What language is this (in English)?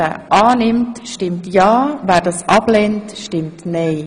Swiss German